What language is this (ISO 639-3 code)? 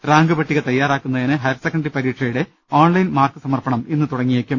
mal